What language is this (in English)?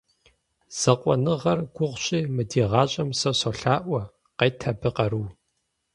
Kabardian